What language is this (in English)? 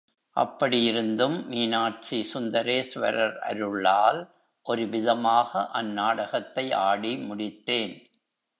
Tamil